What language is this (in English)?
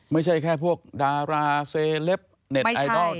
Thai